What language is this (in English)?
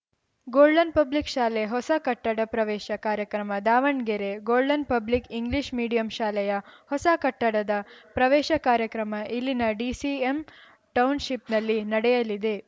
Kannada